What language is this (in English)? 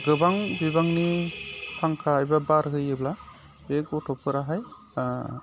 Bodo